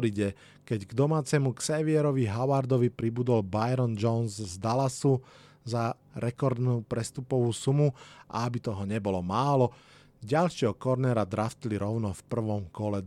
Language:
Slovak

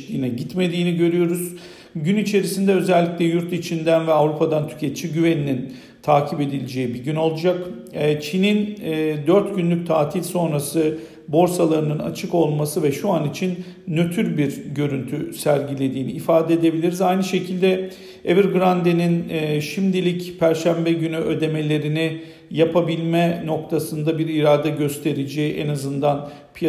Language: Turkish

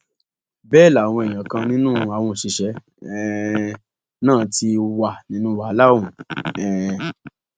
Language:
Yoruba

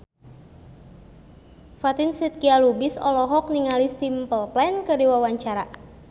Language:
Sundanese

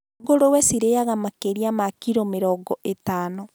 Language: Kikuyu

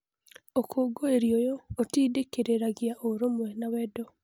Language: Kikuyu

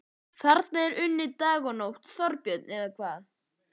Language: Icelandic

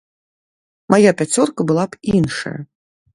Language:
Belarusian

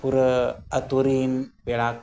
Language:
Santali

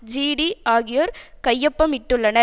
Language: Tamil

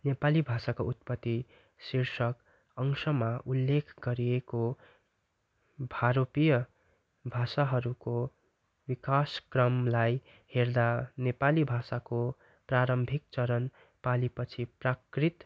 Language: Nepali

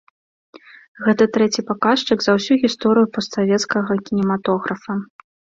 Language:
Belarusian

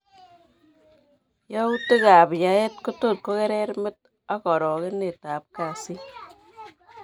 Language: Kalenjin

